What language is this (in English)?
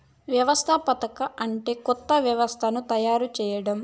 Telugu